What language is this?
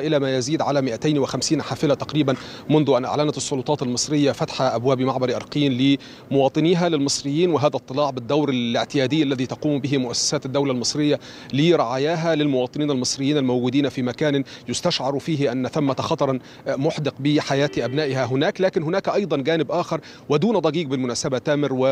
Arabic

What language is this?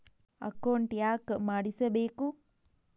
Kannada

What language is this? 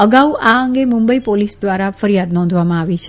Gujarati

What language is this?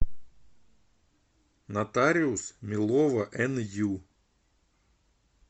Russian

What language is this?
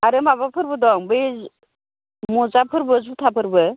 Bodo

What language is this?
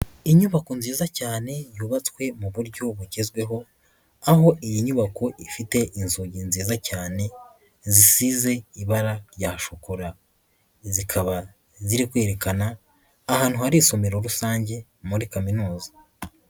Kinyarwanda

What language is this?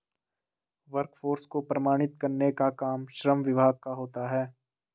Hindi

